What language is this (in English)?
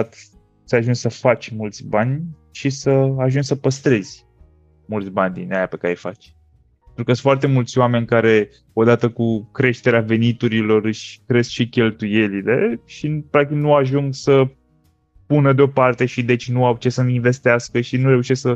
Romanian